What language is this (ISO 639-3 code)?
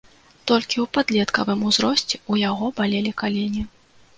bel